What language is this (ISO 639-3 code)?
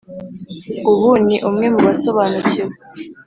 kin